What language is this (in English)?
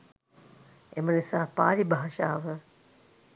Sinhala